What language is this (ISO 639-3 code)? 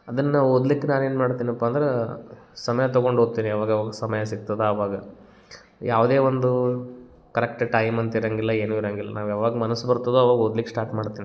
kan